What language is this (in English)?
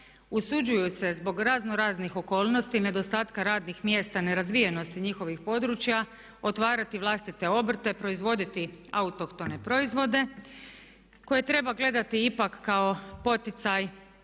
Croatian